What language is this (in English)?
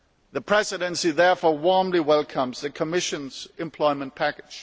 English